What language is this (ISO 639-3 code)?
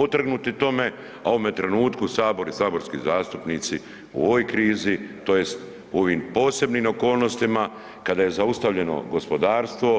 hrv